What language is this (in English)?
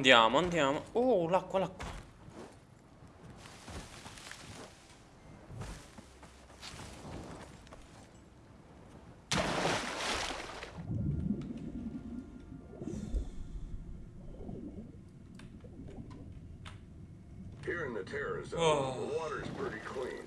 Italian